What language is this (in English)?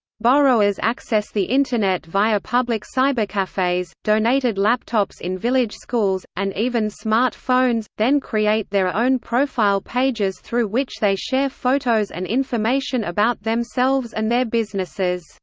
English